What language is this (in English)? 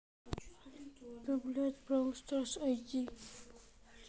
Russian